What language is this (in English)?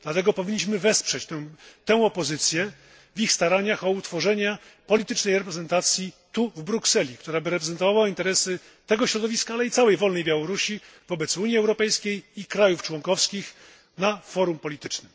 Polish